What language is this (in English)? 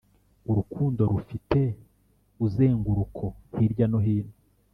Kinyarwanda